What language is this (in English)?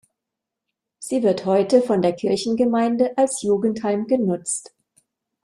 German